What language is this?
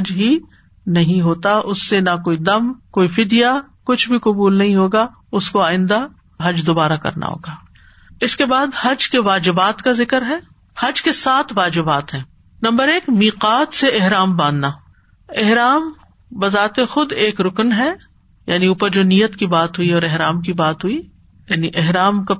Urdu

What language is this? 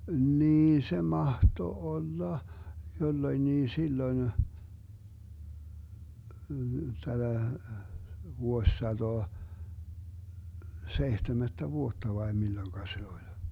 Finnish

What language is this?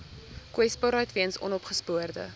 Afrikaans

